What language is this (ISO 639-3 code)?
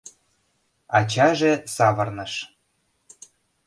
chm